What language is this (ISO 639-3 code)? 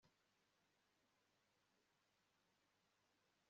kin